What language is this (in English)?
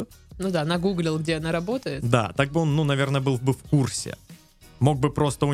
Russian